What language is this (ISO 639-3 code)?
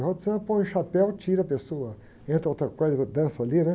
por